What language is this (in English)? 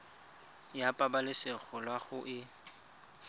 Tswana